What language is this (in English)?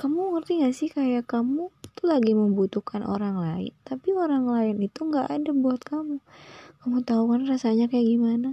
Indonesian